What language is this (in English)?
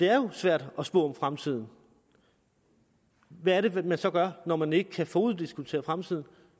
Danish